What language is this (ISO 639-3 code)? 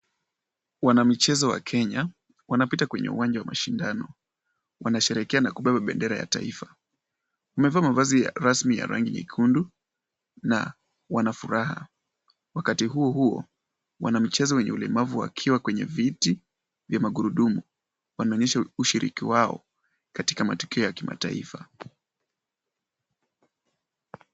swa